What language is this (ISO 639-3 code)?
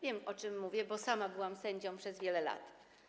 pol